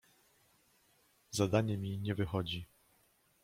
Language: Polish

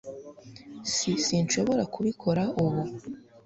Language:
Kinyarwanda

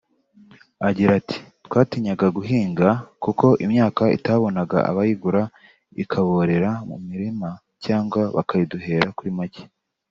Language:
Kinyarwanda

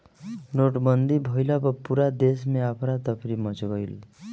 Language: Bhojpuri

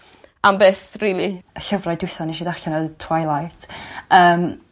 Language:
Welsh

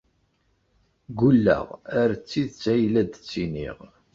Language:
Kabyle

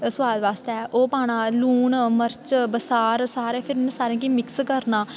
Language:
Dogri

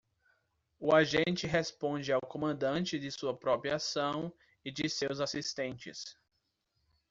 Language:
Portuguese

